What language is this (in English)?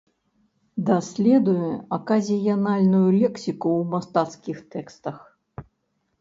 Belarusian